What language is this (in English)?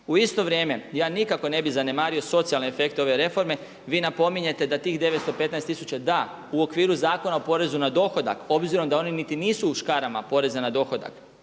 Croatian